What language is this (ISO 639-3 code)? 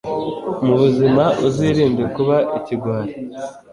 kin